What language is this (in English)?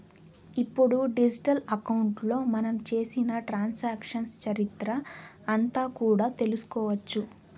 Telugu